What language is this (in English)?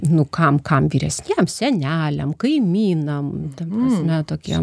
Lithuanian